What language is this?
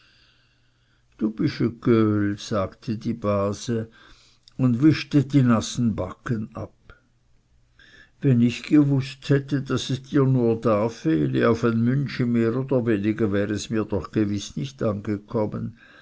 German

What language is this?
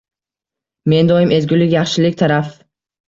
Uzbek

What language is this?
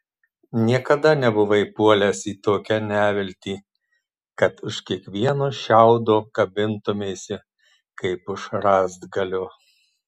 Lithuanian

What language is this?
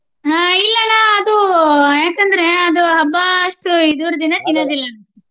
Kannada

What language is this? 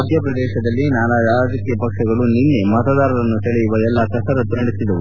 Kannada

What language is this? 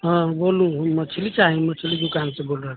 Maithili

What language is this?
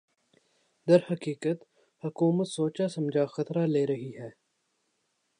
Urdu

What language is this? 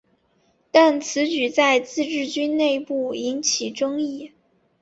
Chinese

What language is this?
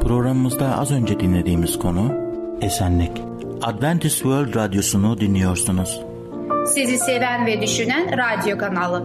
Turkish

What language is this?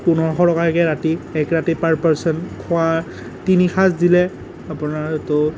Assamese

